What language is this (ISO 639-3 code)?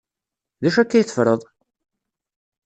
kab